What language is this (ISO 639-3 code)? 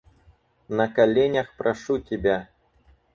rus